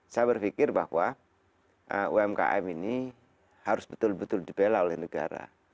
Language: Indonesian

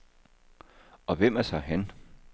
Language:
Danish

